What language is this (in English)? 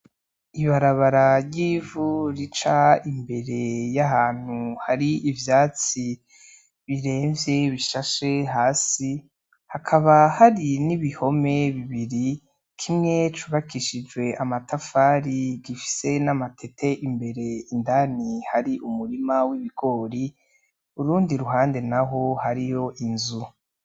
Rundi